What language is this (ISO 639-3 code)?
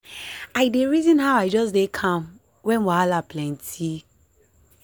pcm